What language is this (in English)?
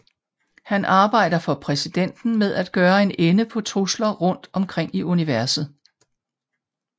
Danish